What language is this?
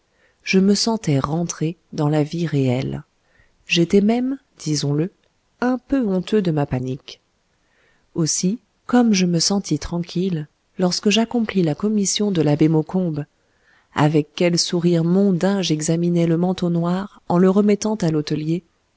French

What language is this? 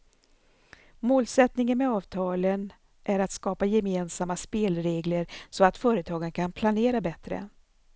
Swedish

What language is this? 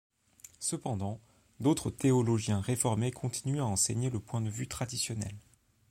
French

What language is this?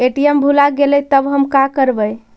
Magahi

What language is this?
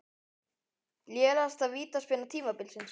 Icelandic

